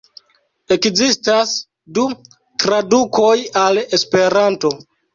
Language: Esperanto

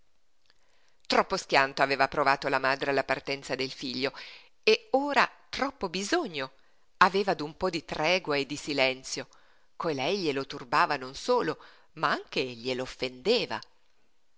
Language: Italian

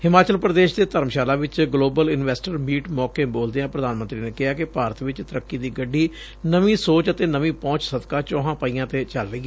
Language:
Punjabi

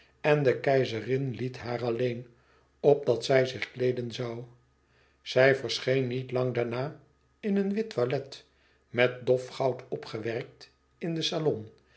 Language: Dutch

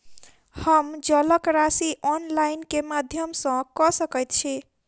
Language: Maithili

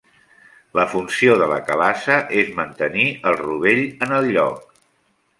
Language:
Catalan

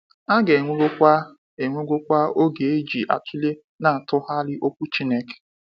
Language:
Igbo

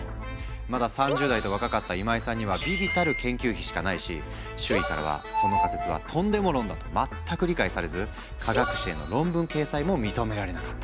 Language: Japanese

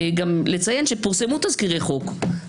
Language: Hebrew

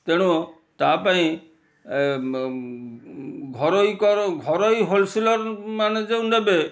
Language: Odia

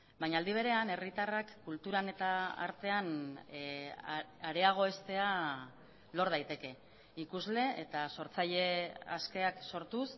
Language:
Basque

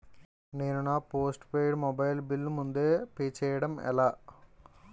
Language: Telugu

